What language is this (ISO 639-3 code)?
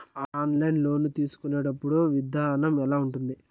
tel